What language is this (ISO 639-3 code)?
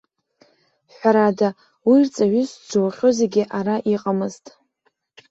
abk